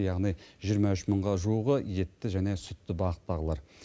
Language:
Kazakh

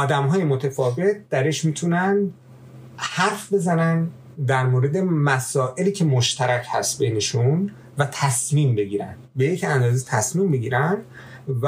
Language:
Persian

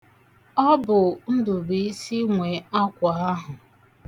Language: Igbo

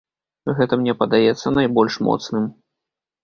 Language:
Belarusian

